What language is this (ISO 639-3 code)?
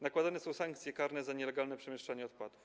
pol